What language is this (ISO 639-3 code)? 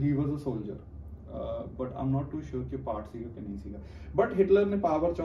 pan